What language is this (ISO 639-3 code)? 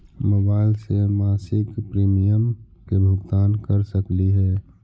mag